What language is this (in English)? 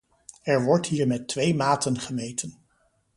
Dutch